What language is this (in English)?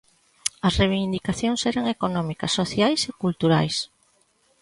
Galician